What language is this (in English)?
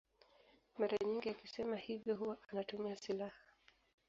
Swahili